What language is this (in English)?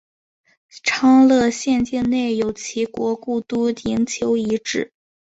Chinese